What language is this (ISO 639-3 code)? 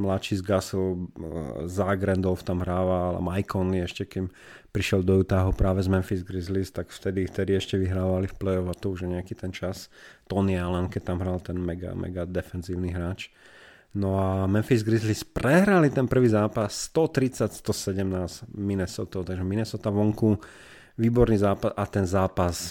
slk